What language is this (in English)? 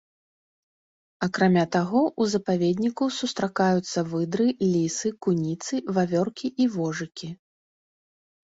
Belarusian